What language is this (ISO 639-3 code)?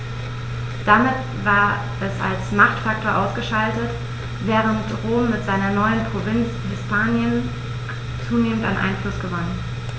deu